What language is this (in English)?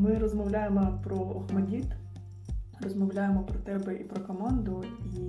Ukrainian